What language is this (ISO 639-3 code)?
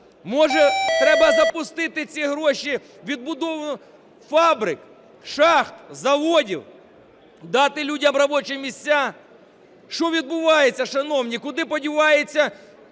ukr